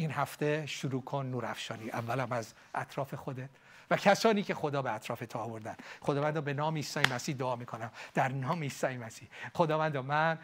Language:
Persian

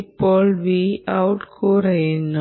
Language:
Malayalam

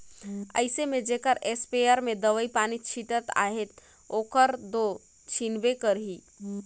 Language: Chhattisgarhi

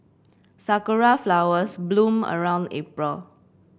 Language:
English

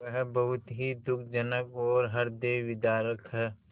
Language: Hindi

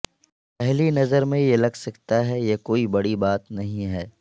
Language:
Urdu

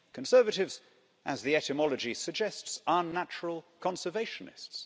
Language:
English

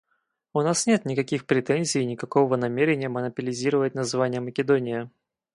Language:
Russian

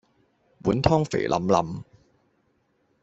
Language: Cantonese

